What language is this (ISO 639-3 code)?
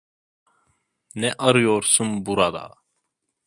tur